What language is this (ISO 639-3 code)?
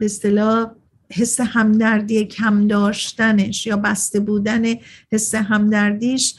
fas